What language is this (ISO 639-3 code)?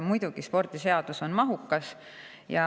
est